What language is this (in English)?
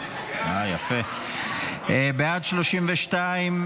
Hebrew